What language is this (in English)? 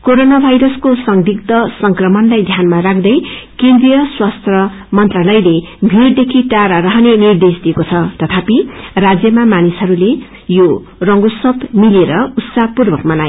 Nepali